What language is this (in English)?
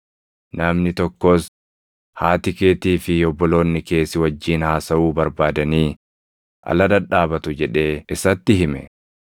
Oromo